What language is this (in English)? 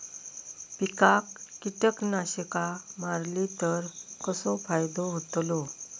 Marathi